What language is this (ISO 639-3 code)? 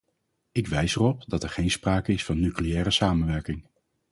nld